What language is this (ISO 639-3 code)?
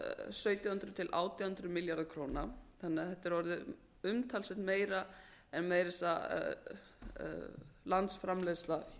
isl